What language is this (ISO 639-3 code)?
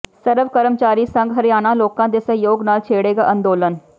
pan